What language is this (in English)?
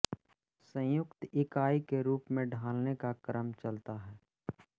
Hindi